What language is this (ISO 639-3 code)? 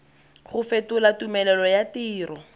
tsn